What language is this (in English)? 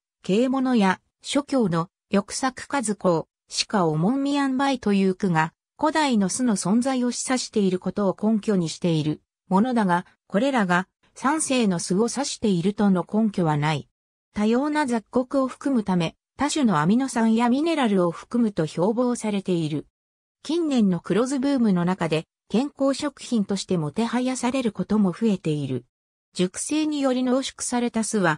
Japanese